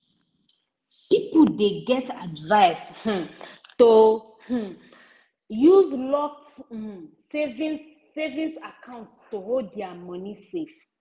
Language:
Nigerian Pidgin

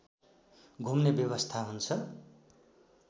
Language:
Nepali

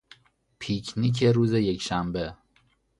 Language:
Persian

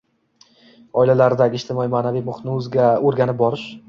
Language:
Uzbek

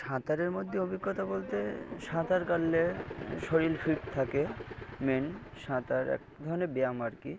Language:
Bangla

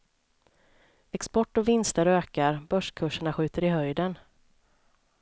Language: Swedish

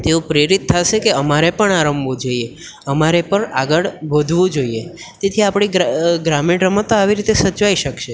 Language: Gujarati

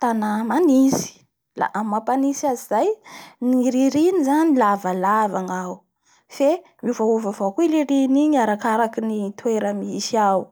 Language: Bara Malagasy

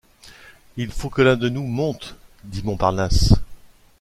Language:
French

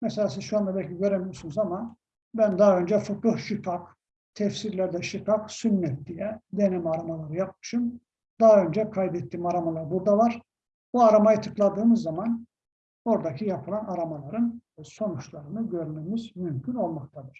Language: Turkish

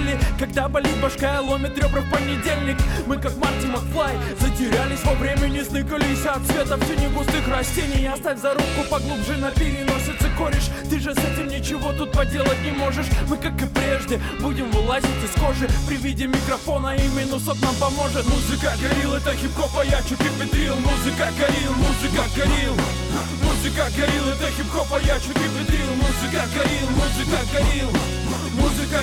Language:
Russian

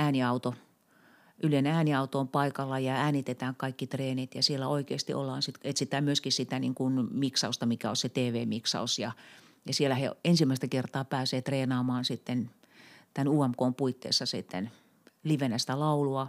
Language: Finnish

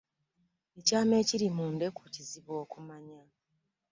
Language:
Ganda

